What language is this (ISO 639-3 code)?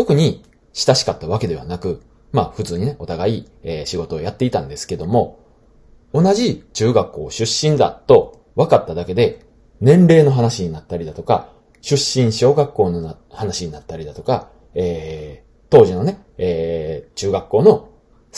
jpn